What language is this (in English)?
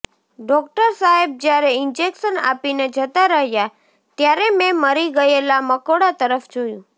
Gujarati